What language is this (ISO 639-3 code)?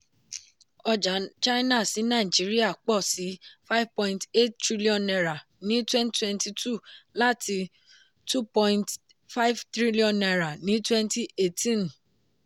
yor